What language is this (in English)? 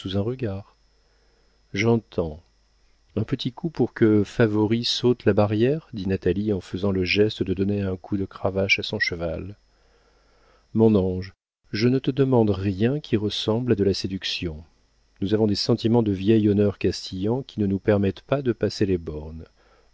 French